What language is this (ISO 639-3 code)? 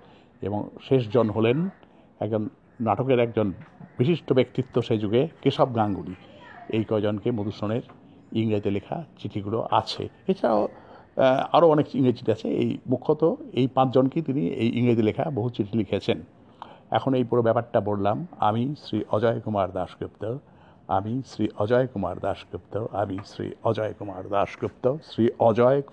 ben